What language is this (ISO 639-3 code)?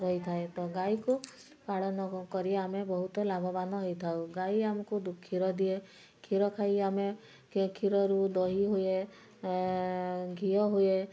ori